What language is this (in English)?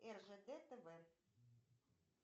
Russian